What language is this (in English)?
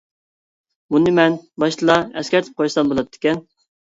Uyghur